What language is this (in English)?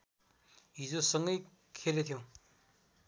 Nepali